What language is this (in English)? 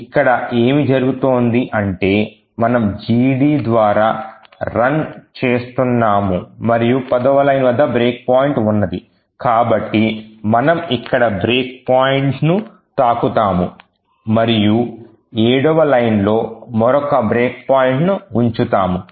Telugu